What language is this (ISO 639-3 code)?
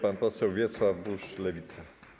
pol